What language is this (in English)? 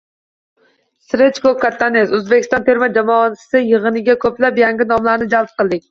Uzbek